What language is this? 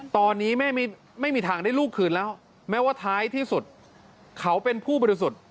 Thai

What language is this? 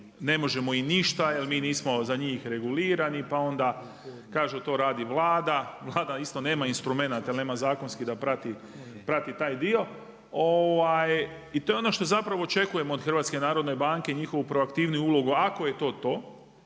Croatian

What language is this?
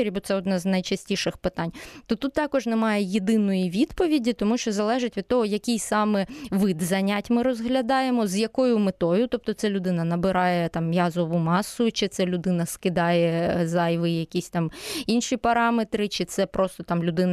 Ukrainian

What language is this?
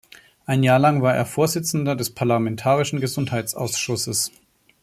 German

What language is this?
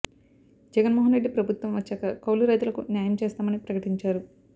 Telugu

